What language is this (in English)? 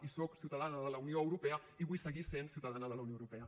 Catalan